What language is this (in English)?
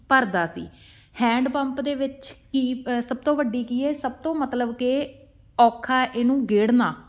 Punjabi